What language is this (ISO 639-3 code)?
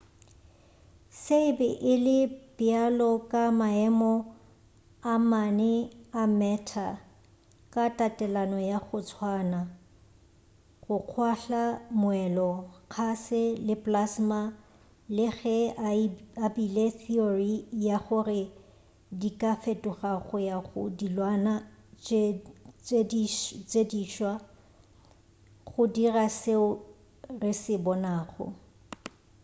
nso